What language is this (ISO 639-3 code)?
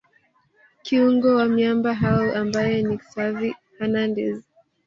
swa